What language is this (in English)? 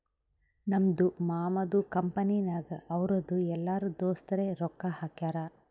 Kannada